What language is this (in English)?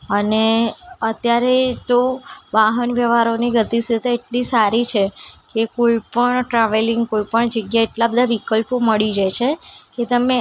Gujarati